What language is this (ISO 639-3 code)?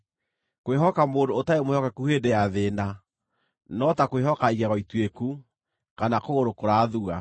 kik